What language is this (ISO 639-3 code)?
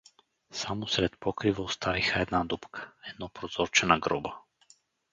bul